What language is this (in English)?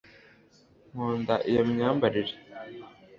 Kinyarwanda